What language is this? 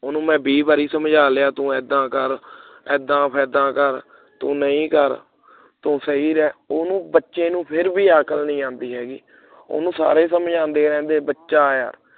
Punjabi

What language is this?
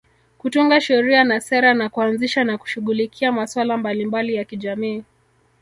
Swahili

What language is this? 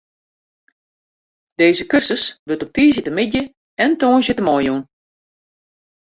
Western Frisian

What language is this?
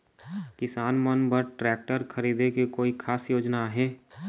Chhattisgarhi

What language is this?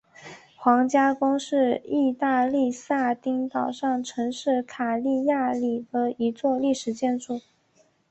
Chinese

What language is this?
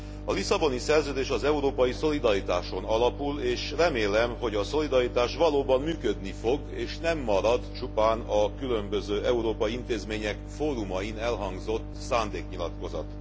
Hungarian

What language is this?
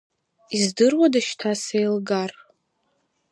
Abkhazian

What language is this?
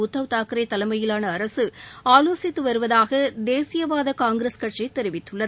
Tamil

